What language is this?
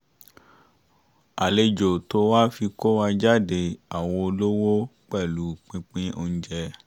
Yoruba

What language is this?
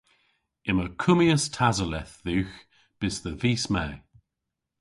Cornish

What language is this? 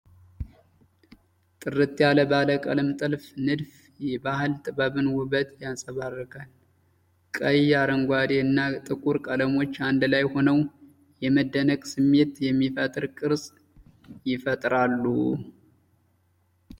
Amharic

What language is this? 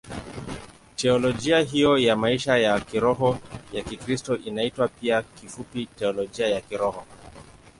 Swahili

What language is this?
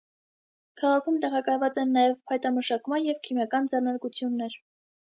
Armenian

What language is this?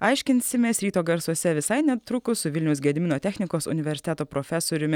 Lithuanian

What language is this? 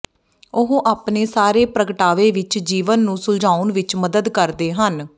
Punjabi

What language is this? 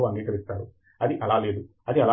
Telugu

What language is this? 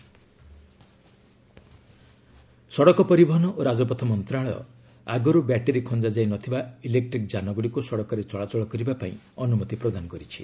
Odia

